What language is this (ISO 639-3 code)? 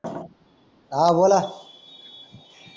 mar